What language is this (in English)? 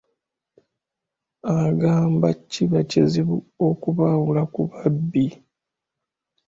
Ganda